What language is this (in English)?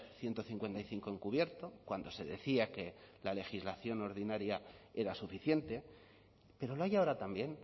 Spanish